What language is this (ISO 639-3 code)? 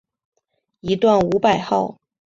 zho